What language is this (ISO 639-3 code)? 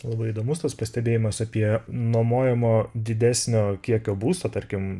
lit